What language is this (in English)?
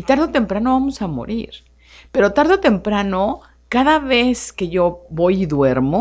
Spanish